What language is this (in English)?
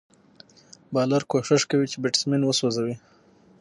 Pashto